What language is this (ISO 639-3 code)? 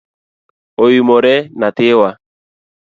luo